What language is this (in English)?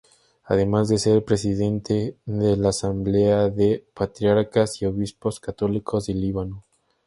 Spanish